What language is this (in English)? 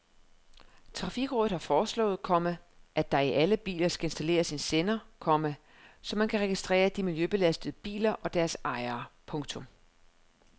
Danish